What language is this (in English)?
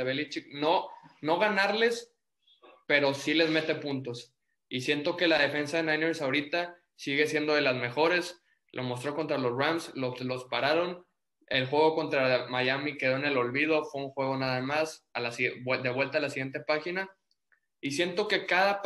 Spanish